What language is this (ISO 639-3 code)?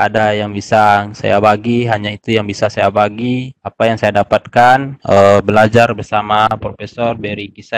ind